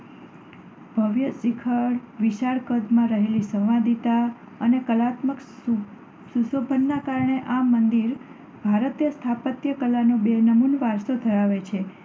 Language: Gujarati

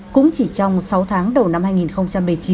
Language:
Vietnamese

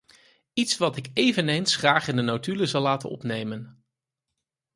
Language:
Dutch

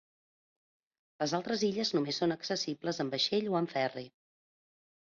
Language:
Catalan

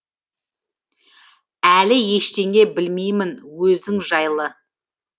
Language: Kazakh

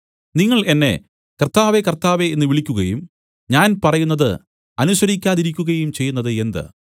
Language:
Malayalam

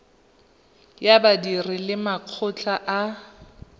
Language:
Tswana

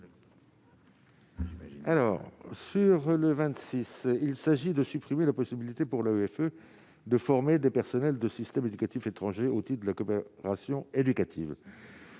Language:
French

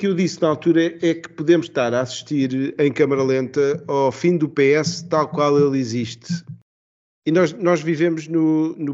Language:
Portuguese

